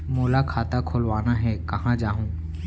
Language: Chhattisgarhi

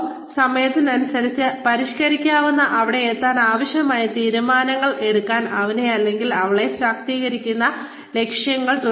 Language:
Malayalam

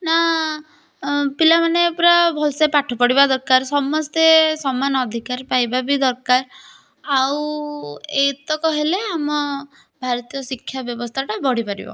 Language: Odia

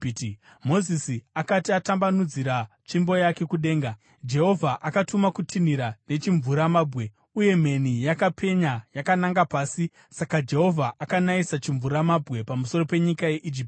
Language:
Shona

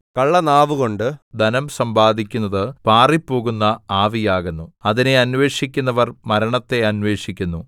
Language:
Malayalam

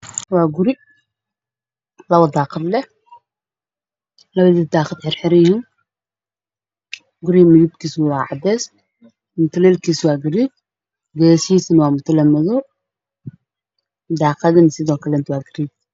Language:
Somali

